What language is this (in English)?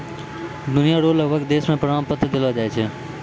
Maithili